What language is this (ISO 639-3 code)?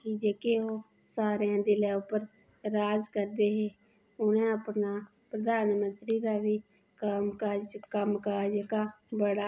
doi